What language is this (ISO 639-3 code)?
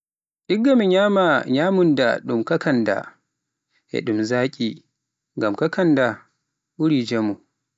fuf